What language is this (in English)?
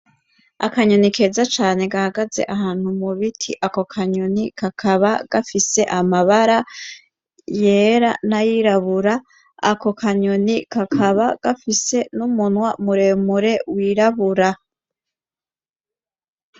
Rundi